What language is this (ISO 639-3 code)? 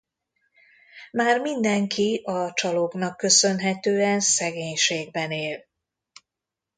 hun